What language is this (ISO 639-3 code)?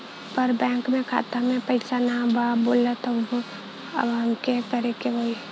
bho